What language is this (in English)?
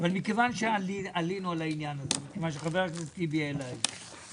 Hebrew